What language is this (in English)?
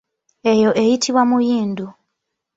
Ganda